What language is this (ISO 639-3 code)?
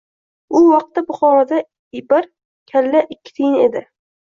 uzb